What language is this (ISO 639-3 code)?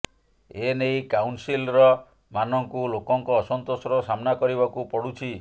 ori